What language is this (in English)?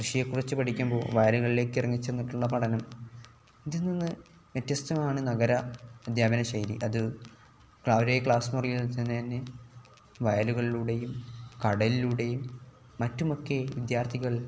Malayalam